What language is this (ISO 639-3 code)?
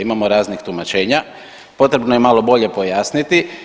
hrv